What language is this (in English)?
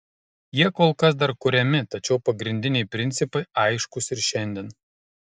Lithuanian